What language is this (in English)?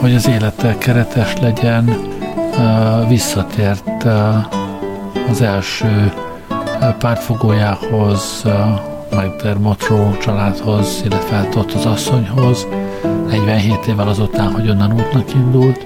Hungarian